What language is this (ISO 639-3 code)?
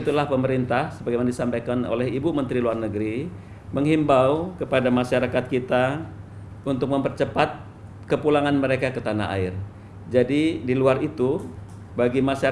ind